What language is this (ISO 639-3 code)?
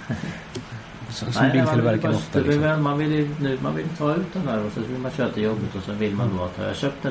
swe